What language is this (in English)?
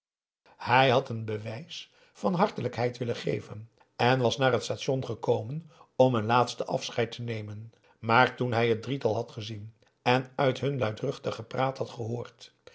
Dutch